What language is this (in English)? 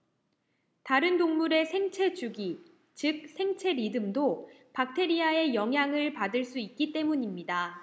Korean